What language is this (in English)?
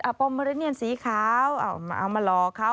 Thai